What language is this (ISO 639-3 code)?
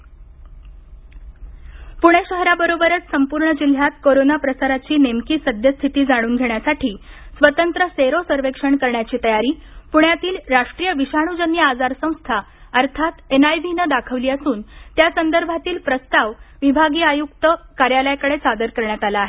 mar